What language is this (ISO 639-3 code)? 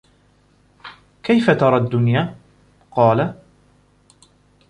ara